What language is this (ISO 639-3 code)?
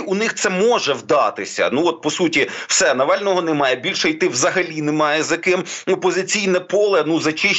ukr